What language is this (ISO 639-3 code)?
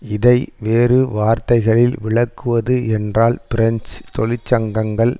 tam